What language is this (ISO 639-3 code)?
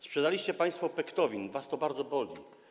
pol